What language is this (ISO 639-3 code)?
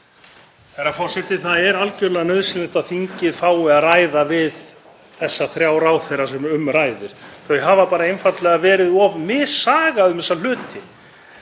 isl